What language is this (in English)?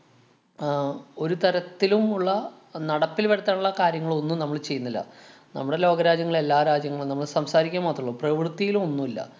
Malayalam